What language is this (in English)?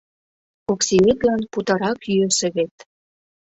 Mari